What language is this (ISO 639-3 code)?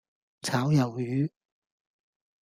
yue